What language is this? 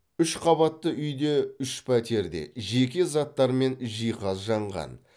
Kazakh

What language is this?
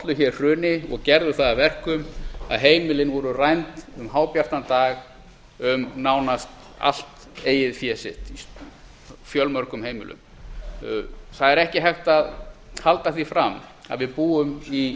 Icelandic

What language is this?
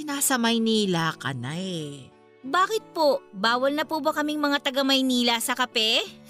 Filipino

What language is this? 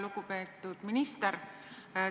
Estonian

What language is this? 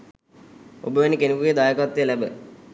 Sinhala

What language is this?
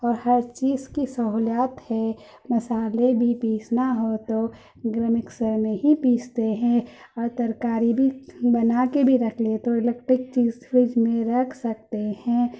Urdu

